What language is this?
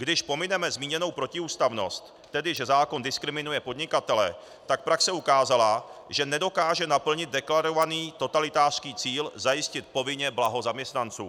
Czech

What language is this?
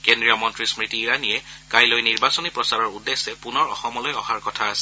Assamese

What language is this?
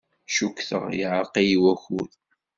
Kabyle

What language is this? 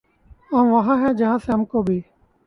Urdu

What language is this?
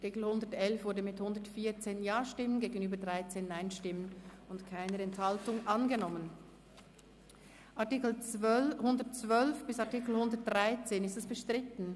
Swiss German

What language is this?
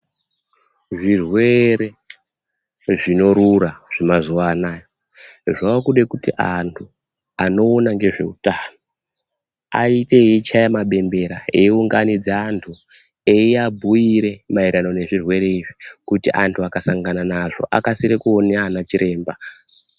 Ndau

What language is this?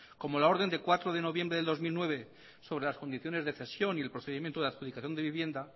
Spanish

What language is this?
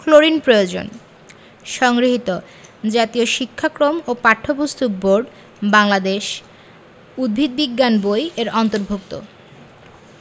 Bangla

